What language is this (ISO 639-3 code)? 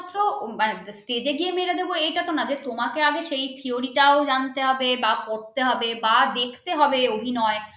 ben